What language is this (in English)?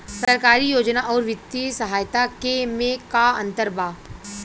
Bhojpuri